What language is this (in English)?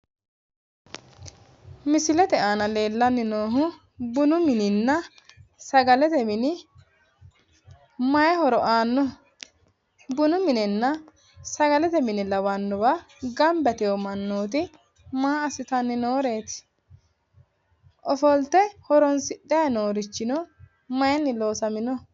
Sidamo